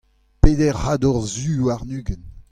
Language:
Breton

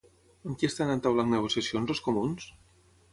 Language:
Catalan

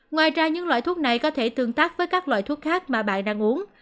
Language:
Vietnamese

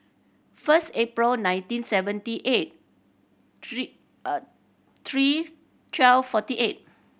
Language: English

